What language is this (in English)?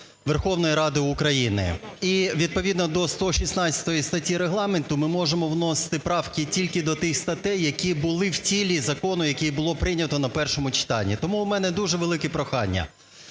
Ukrainian